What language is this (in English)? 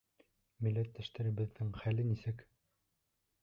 Bashkir